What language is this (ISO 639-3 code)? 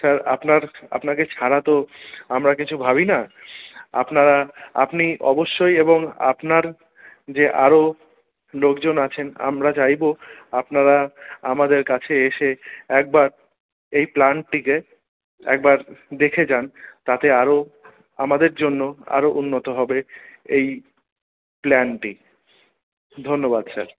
ben